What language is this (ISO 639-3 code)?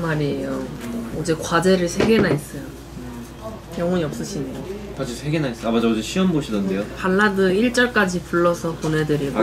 kor